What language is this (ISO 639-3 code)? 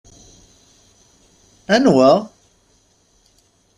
kab